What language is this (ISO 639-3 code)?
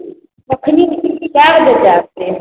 mai